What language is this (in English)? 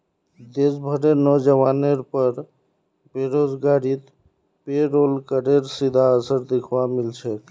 Magahi